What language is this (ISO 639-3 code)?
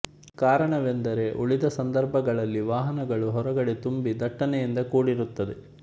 kan